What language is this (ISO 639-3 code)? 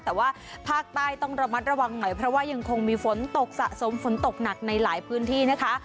tha